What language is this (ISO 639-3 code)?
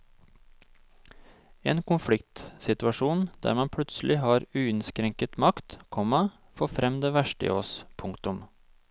nor